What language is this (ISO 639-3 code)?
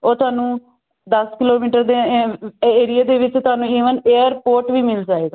pan